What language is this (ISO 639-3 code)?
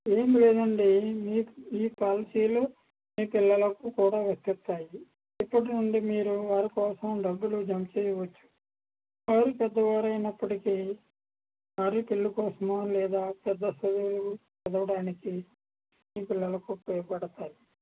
tel